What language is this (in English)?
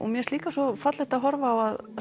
Icelandic